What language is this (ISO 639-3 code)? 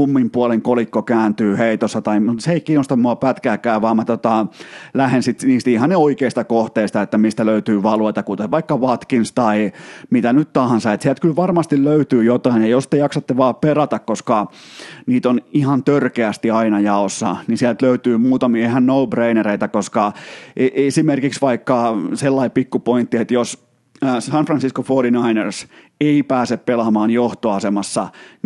fin